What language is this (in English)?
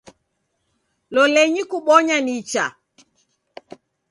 Taita